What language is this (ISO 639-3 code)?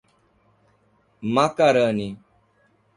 por